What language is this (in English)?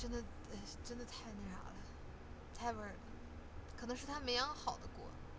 Chinese